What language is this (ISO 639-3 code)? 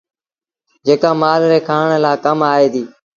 sbn